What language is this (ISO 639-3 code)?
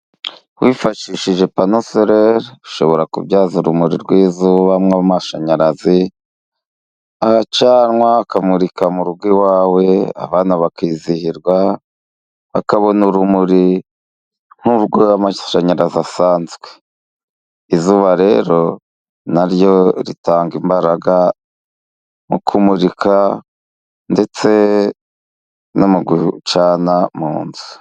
kin